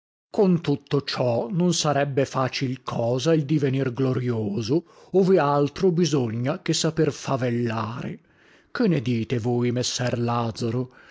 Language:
Italian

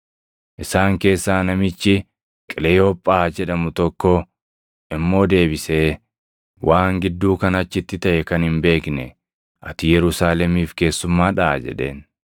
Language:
Oromo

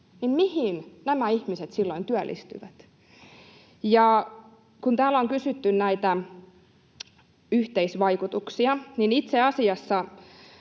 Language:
Finnish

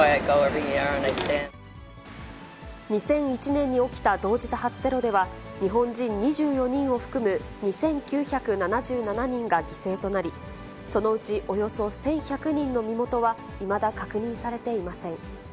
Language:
Japanese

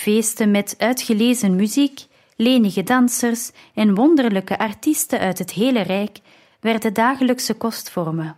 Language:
Dutch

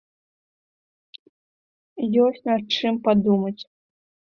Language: Belarusian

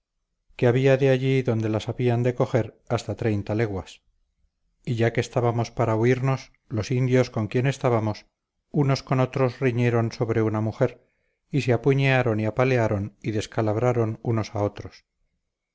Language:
Spanish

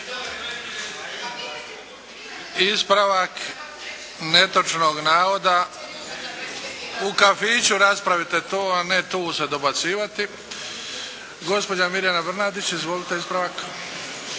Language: Croatian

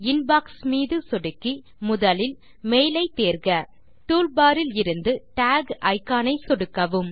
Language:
Tamil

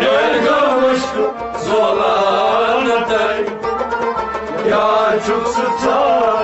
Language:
Turkish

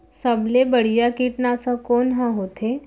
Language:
Chhattisgarhi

